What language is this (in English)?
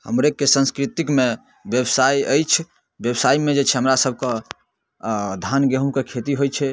Maithili